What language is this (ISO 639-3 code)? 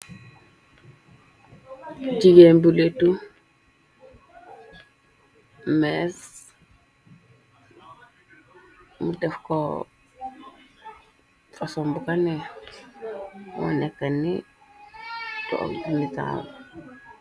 wol